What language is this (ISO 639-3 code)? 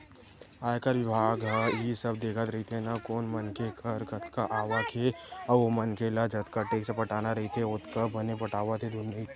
hne